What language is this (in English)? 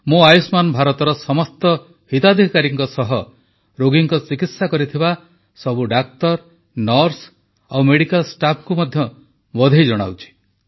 Odia